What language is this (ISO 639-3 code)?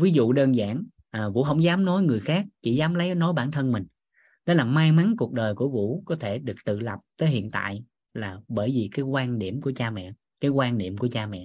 vie